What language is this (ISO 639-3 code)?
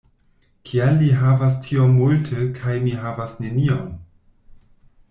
epo